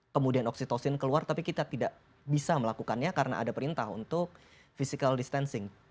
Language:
Indonesian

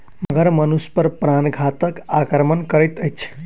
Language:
Maithili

